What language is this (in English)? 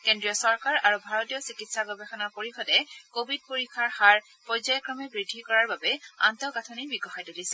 Assamese